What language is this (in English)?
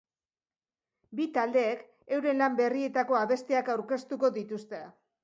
Basque